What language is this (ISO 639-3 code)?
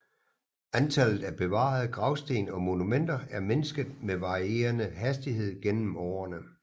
dan